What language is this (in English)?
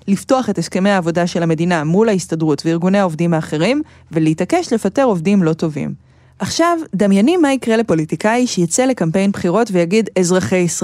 Hebrew